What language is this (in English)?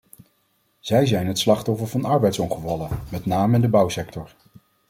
Dutch